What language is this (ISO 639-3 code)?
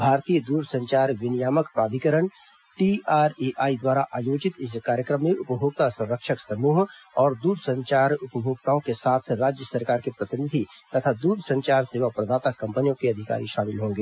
hin